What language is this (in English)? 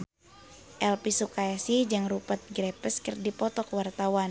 Sundanese